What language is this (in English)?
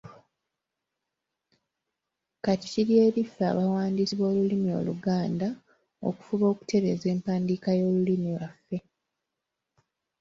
Ganda